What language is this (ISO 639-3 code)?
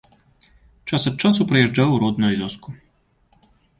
bel